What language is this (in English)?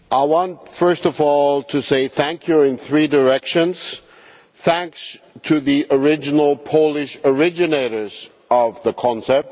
English